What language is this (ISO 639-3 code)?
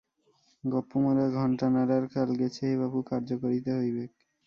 ben